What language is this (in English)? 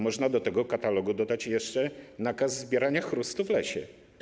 Polish